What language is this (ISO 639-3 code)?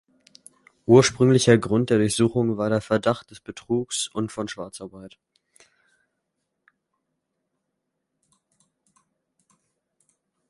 deu